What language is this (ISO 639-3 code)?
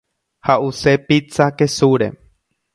grn